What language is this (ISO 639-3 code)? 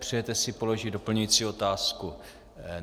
ces